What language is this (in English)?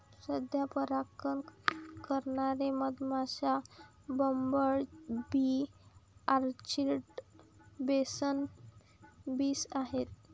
Marathi